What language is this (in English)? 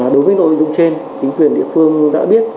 Vietnamese